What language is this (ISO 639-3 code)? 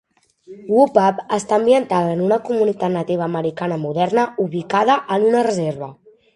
cat